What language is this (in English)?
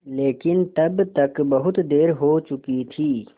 Hindi